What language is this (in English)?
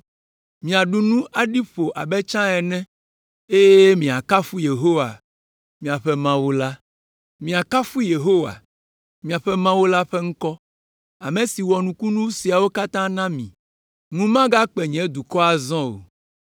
Ewe